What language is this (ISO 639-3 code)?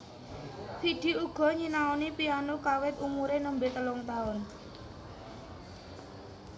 jav